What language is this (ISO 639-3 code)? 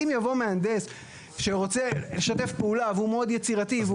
heb